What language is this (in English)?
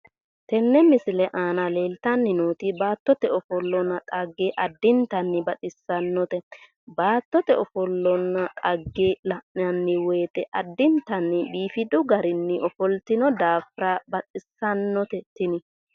Sidamo